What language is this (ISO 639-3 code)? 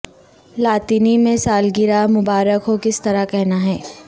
urd